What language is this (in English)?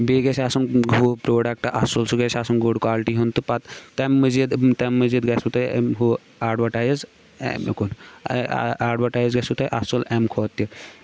Kashmiri